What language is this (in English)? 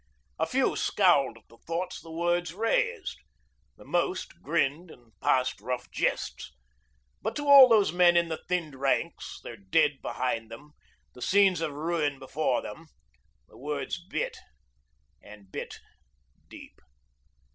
English